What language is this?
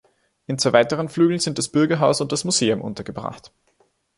German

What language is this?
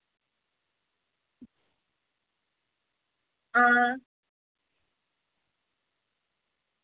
Dogri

